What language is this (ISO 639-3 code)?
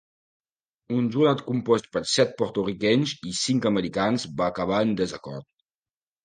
cat